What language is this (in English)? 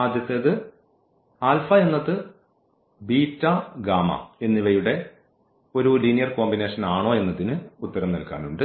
Malayalam